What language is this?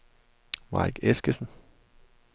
Danish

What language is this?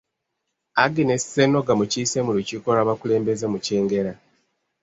Ganda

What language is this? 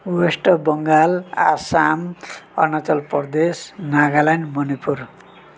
Nepali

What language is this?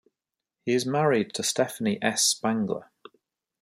English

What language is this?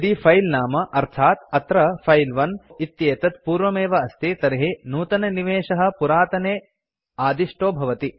Sanskrit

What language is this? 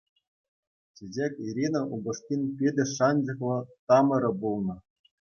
Chuvash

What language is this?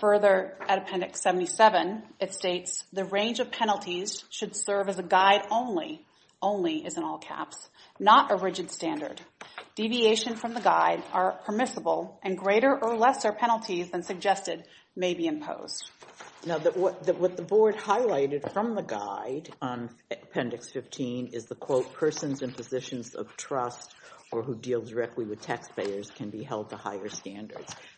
English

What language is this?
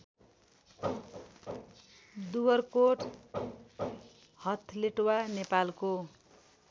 Nepali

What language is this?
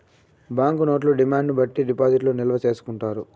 Telugu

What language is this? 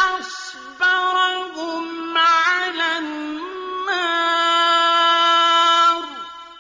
Arabic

